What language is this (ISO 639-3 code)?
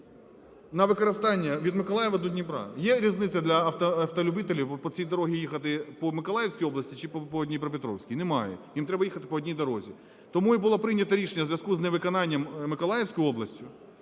ukr